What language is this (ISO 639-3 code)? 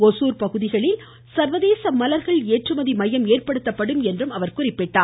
tam